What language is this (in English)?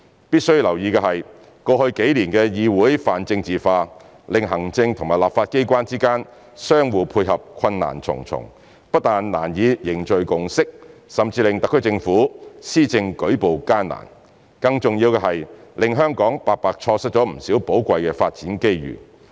Cantonese